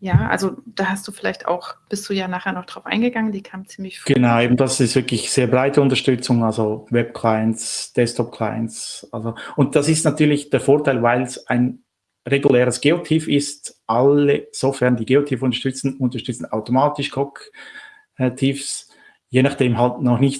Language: German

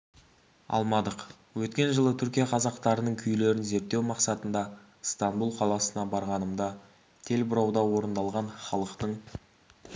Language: Kazakh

